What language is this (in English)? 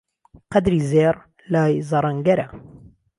Central Kurdish